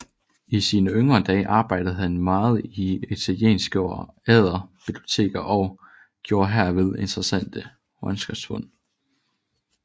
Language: Danish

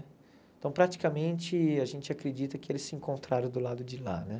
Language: Portuguese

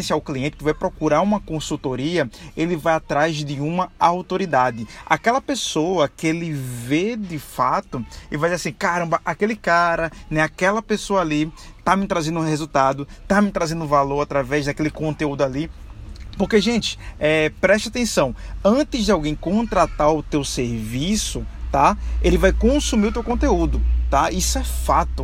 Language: Portuguese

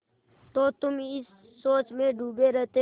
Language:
Hindi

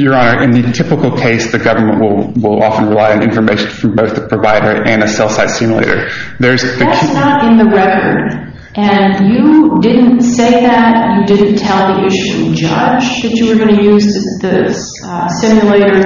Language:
English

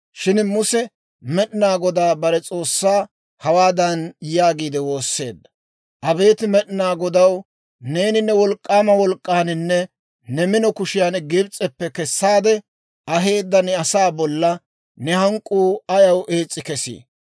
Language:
Dawro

